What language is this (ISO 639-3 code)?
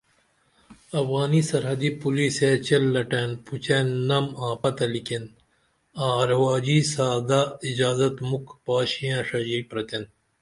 dml